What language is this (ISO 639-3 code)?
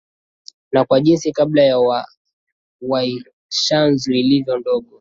swa